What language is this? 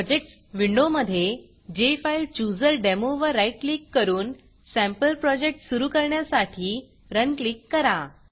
Marathi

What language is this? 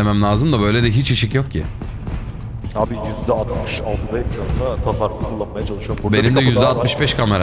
Turkish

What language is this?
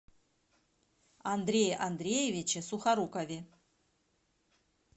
Russian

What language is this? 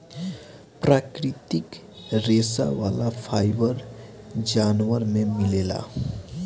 Bhojpuri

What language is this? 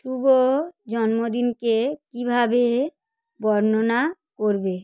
Bangla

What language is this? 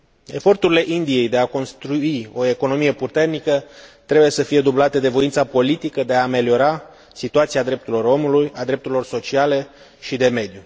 Romanian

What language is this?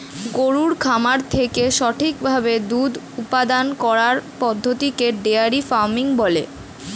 Bangla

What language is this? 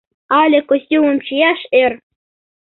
Mari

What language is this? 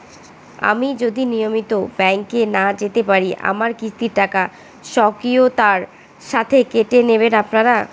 Bangla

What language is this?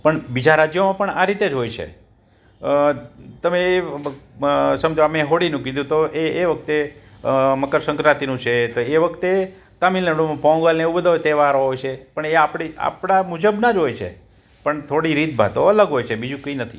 Gujarati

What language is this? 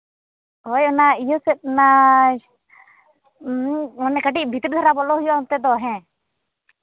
Santali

